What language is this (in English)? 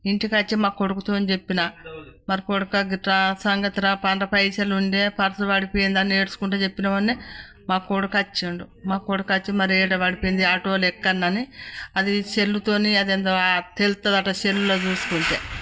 Telugu